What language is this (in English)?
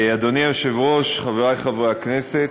Hebrew